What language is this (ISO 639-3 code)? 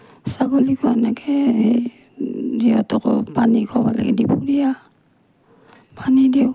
asm